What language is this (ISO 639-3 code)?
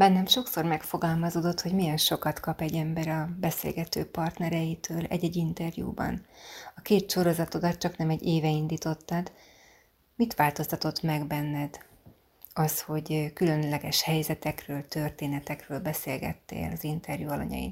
hun